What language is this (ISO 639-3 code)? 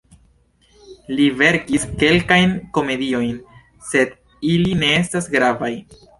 epo